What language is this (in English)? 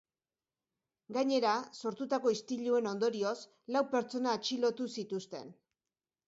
Basque